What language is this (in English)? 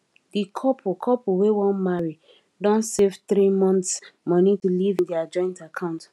Nigerian Pidgin